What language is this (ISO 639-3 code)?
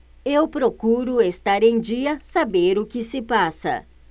por